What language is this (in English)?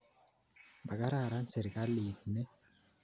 Kalenjin